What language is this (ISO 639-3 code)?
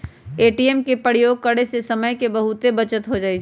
mag